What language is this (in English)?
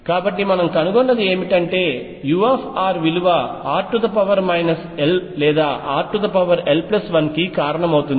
Telugu